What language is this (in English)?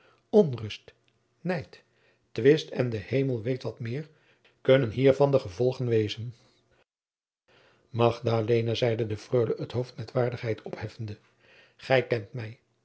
Dutch